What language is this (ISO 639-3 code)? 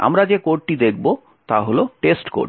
ben